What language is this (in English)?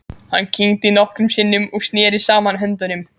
Icelandic